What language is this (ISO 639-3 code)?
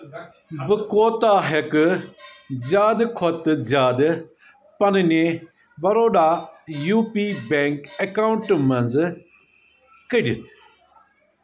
kas